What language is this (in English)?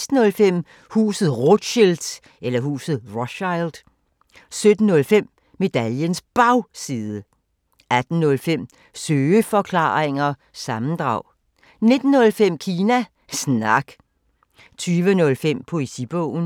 Danish